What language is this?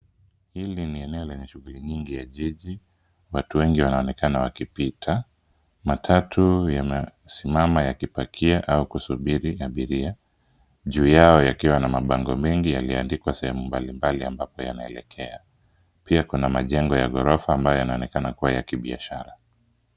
Swahili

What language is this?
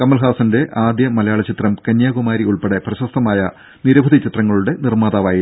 Malayalam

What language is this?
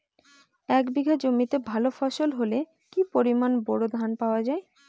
Bangla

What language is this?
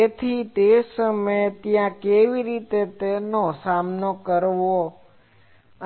Gujarati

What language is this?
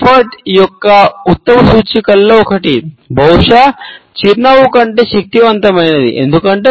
Telugu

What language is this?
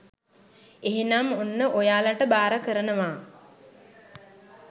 Sinhala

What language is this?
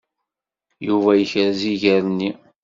Kabyle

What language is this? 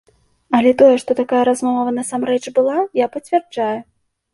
Belarusian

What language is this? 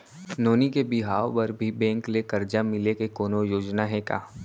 Chhattisgarhi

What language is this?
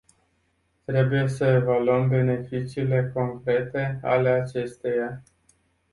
Romanian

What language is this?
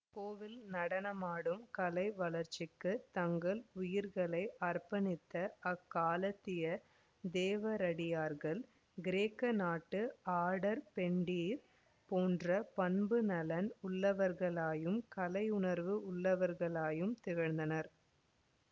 Tamil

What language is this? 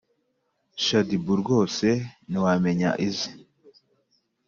Kinyarwanda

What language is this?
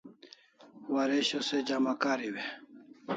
Kalasha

